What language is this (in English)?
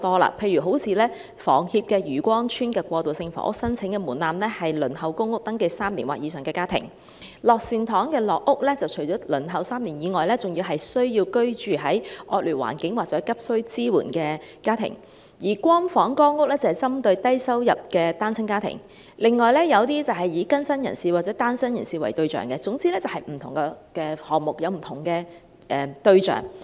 Cantonese